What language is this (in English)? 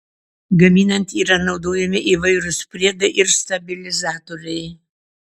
Lithuanian